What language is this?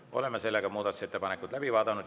Estonian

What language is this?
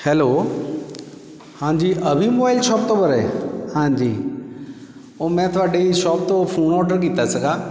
Punjabi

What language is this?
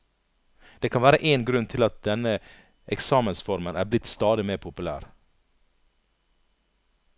Norwegian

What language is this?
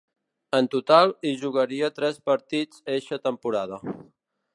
Catalan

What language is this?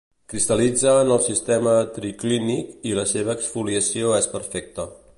Catalan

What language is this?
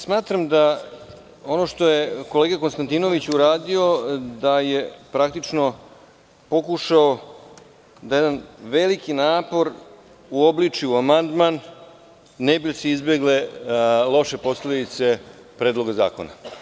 Serbian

